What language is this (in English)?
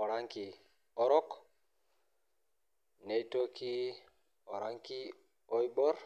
Masai